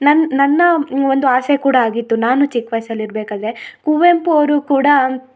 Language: Kannada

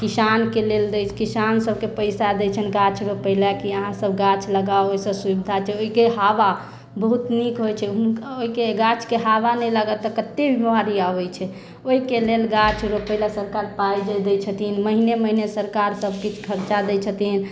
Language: Maithili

